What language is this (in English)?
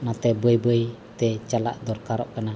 Santali